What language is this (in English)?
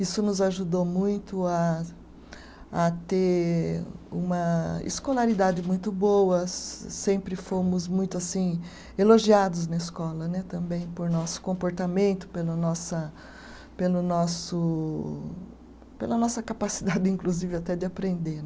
Portuguese